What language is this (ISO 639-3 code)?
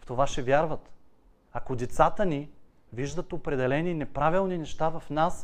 bul